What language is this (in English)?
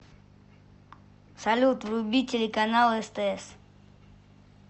Russian